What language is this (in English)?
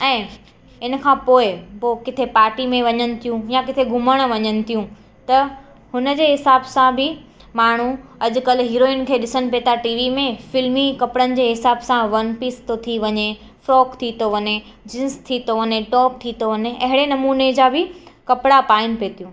Sindhi